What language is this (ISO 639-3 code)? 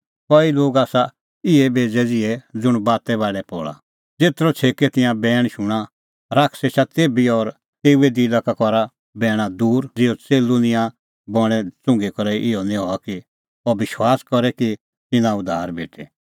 kfx